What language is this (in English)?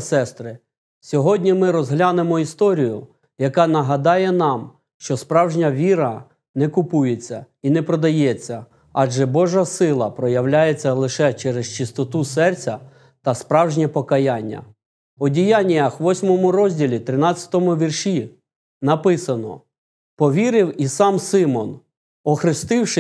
Ukrainian